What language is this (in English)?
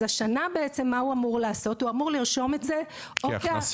Hebrew